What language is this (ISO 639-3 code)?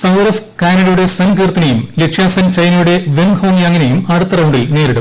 mal